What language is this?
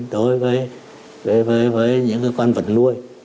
Vietnamese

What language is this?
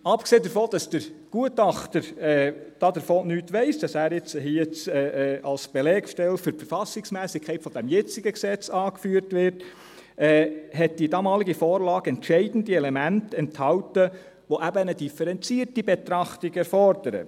Swiss German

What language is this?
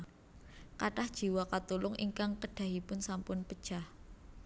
Javanese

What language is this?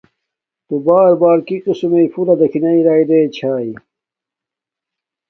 Domaaki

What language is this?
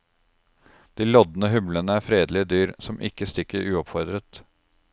Norwegian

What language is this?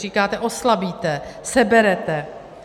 Czech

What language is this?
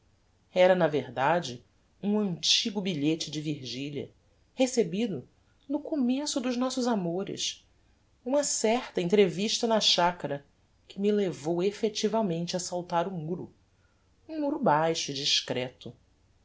Portuguese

